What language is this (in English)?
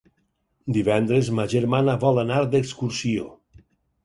Catalan